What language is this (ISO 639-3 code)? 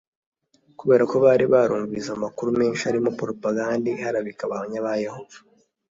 kin